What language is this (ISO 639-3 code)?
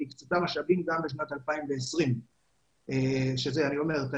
heb